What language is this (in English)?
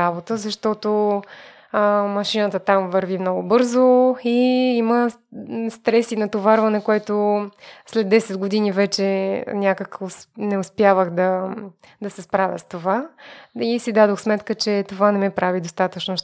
Bulgarian